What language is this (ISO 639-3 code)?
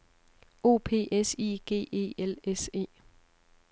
dan